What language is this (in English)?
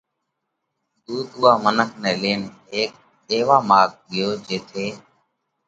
Parkari Koli